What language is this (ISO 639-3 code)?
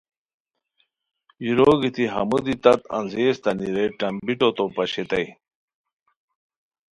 khw